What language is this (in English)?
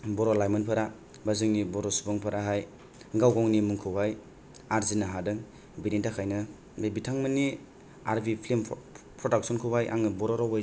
Bodo